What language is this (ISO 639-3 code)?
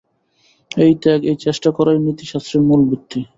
ben